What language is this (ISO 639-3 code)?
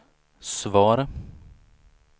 swe